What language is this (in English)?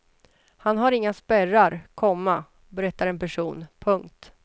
Swedish